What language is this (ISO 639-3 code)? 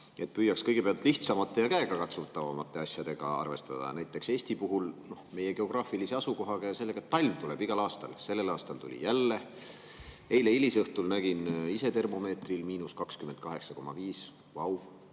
est